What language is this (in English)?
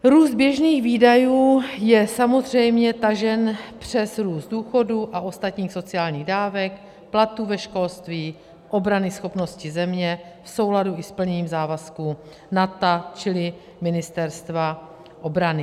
Czech